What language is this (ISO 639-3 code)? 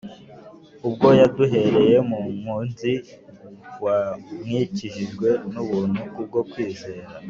kin